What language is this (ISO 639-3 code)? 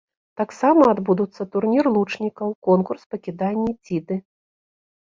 bel